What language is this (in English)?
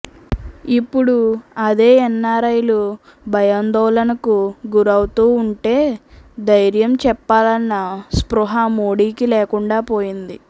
Telugu